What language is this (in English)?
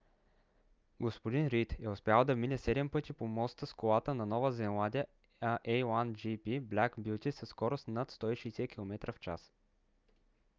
Bulgarian